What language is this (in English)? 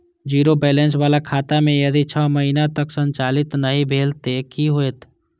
Maithili